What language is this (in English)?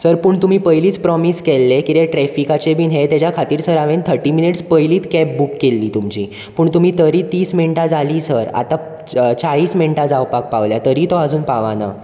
Konkani